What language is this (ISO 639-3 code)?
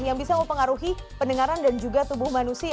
ind